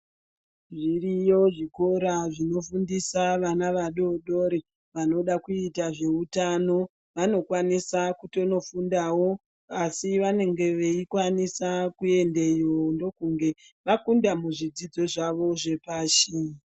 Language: Ndau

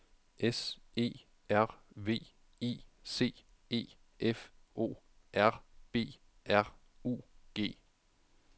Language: Danish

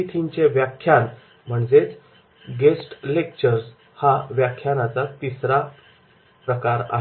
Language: Marathi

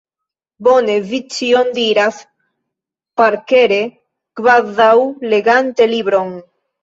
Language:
Esperanto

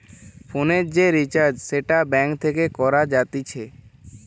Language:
Bangla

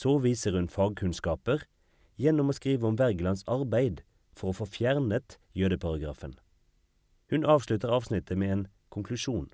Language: Norwegian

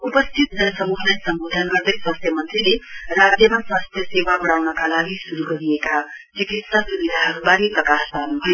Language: Nepali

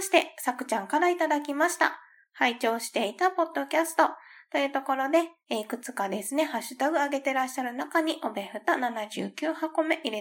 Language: Japanese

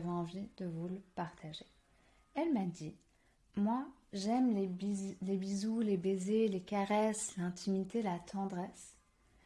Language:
French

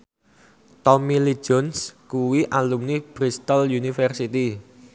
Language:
Javanese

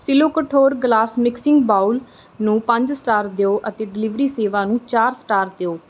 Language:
Punjabi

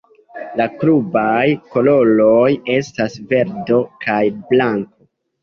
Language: Esperanto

